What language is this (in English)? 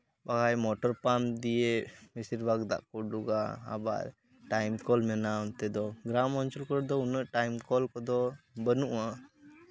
Santali